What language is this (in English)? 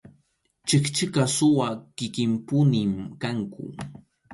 Arequipa-La Unión Quechua